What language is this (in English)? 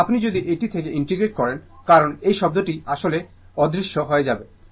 Bangla